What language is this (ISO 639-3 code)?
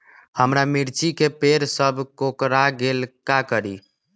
mag